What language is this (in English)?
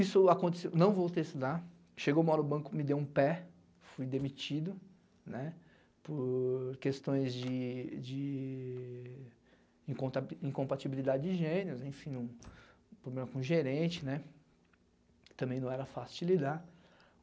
Portuguese